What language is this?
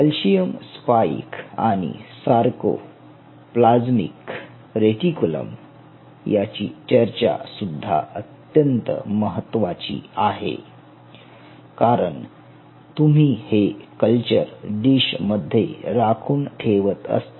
Marathi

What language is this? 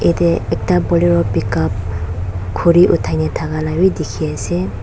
Naga Pidgin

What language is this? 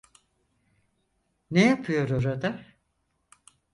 Turkish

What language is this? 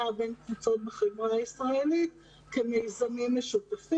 Hebrew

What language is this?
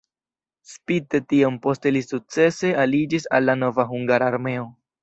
Esperanto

